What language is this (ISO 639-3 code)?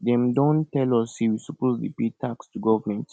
pcm